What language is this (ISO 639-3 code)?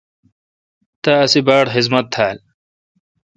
xka